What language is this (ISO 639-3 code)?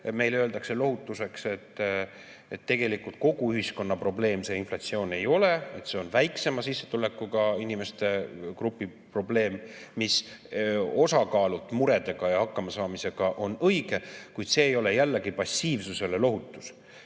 est